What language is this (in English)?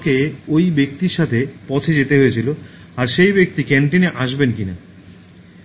Bangla